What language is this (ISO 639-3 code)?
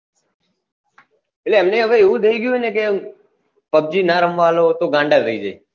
guj